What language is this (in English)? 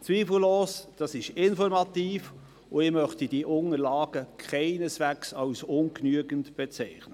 Swiss German